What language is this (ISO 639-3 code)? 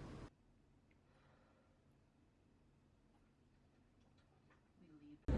kor